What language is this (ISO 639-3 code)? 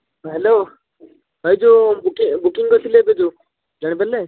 ori